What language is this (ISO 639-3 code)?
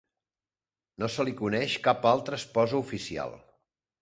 cat